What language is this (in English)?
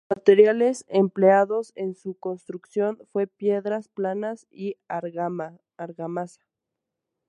Spanish